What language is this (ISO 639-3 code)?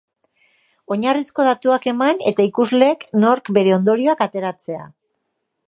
eus